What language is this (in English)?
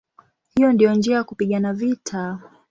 Swahili